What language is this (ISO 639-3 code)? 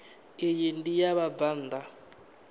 ven